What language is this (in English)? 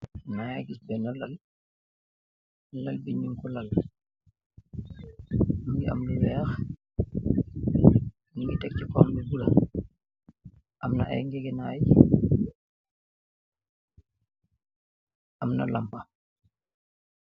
Wolof